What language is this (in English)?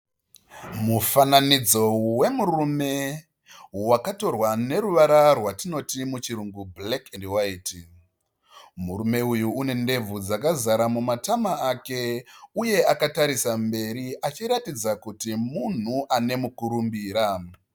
Shona